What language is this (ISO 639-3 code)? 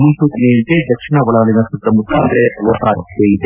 kan